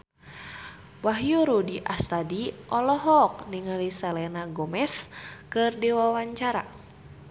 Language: Sundanese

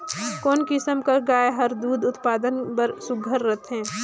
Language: Chhattisgarhi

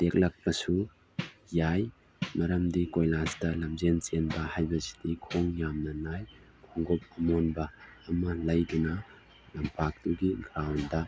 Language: Manipuri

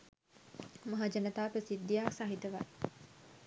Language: Sinhala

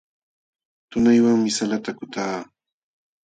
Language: Jauja Wanca Quechua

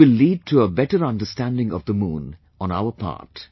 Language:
English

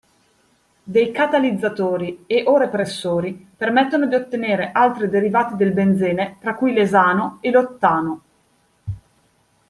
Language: Italian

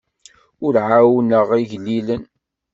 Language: Kabyle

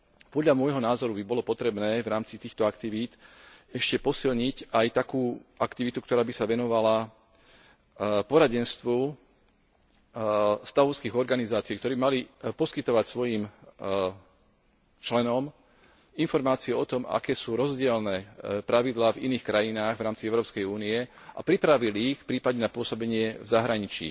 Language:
Slovak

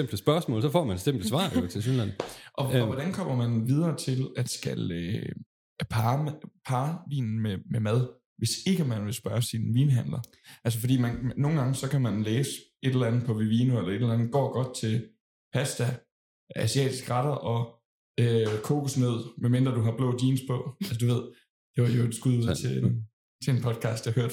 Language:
Danish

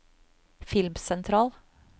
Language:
Norwegian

